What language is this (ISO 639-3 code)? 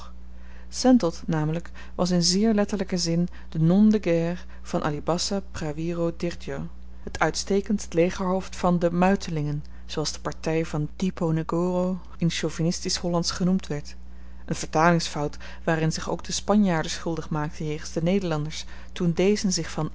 nld